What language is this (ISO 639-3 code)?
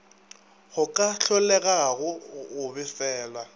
nso